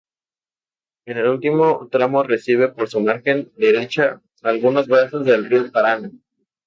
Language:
Spanish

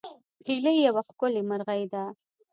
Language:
Pashto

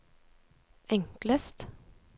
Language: Norwegian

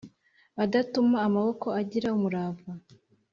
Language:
Kinyarwanda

